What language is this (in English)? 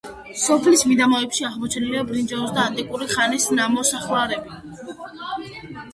Georgian